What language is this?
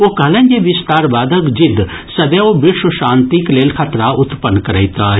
Maithili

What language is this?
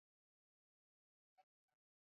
Swahili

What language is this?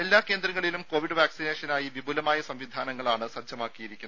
Malayalam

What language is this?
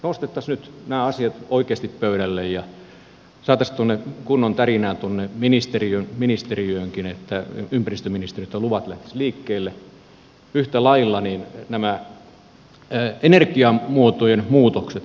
Finnish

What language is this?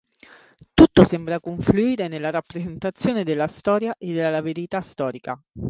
Italian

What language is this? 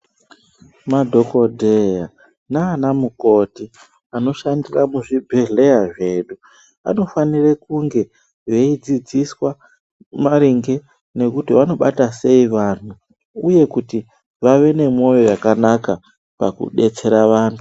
Ndau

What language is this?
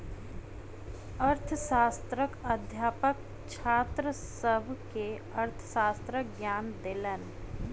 Maithili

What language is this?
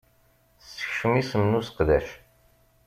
Kabyle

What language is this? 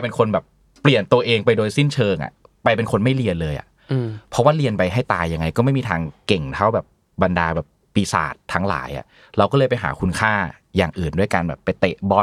Thai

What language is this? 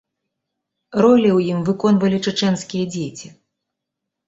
Belarusian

